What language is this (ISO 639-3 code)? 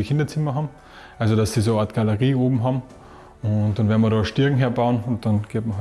deu